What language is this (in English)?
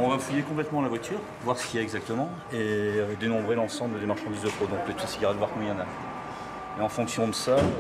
French